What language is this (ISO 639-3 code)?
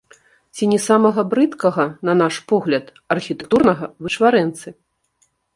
bel